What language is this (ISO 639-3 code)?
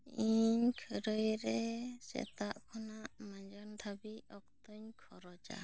sat